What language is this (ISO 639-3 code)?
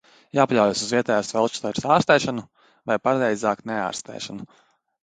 lav